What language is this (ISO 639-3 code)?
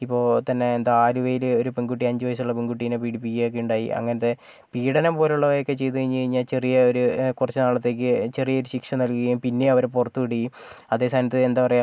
mal